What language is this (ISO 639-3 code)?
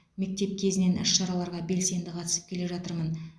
kaz